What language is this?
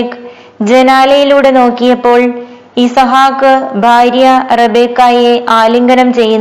Malayalam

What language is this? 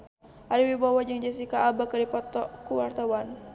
Sundanese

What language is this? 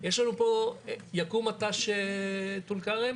Hebrew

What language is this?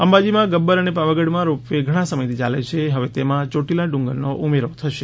Gujarati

